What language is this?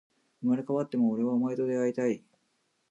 Japanese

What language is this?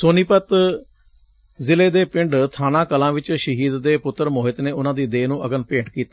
Punjabi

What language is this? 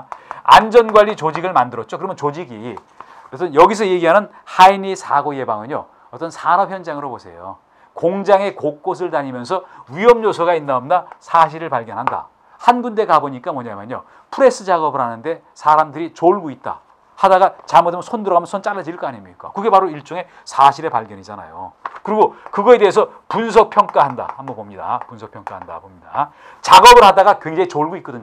Korean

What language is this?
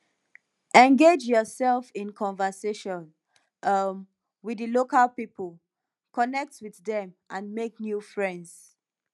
Nigerian Pidgin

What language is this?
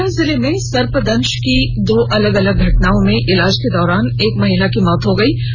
Hindi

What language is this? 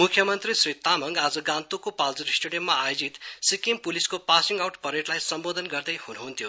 Nepali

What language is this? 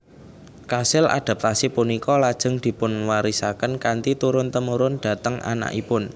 Javanese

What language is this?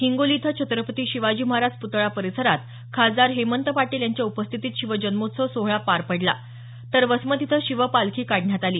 Marathi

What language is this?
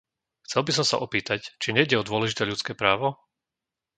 Slovak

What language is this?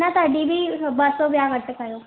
Sindhi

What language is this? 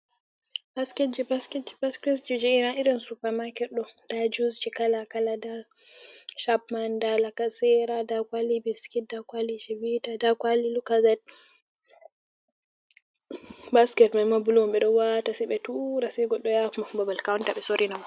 Fula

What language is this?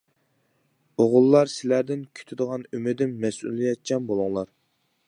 Uyghur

